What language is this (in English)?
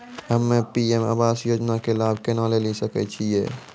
Maithili